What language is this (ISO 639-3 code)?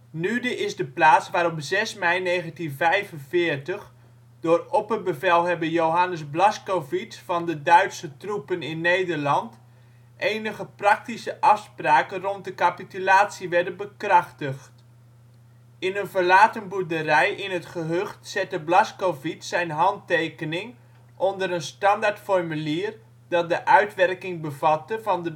nld